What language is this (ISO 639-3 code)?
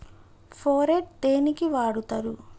tel